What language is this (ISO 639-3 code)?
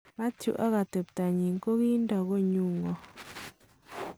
kln